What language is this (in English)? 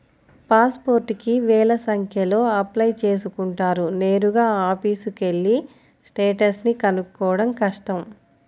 Telugu